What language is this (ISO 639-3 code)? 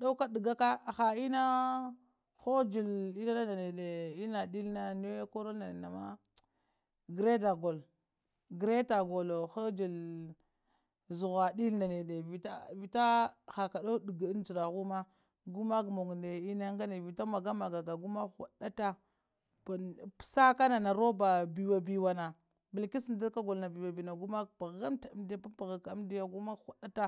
hia